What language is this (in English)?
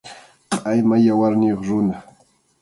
Arequipa-La Unión Quechua